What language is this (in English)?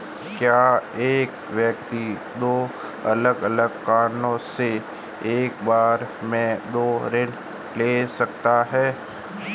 Hindi